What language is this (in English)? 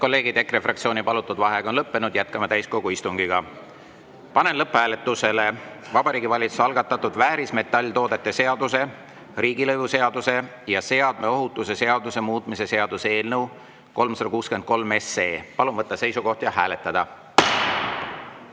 Estonian